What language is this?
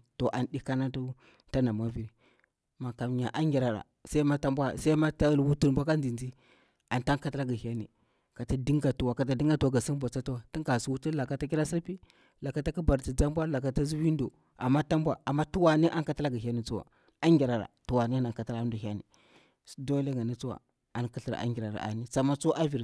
Bura-Pabir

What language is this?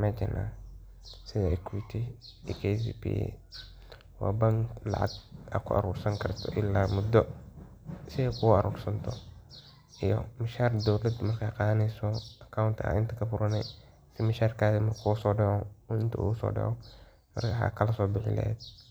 Somali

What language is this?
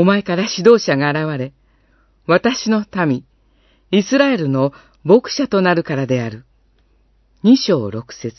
Japanese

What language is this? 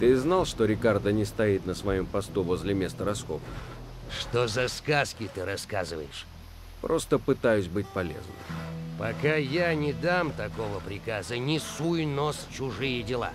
Russian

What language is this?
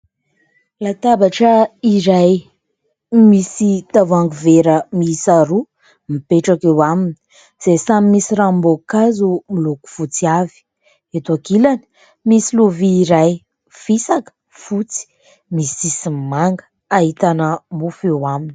Malagasy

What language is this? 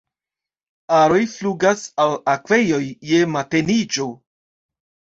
Esperanto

